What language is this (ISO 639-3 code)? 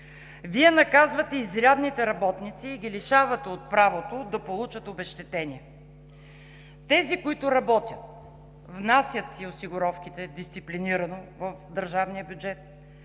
bul